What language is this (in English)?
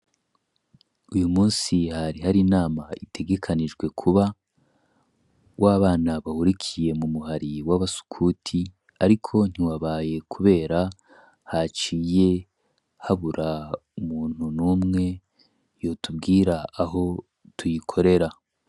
Rundi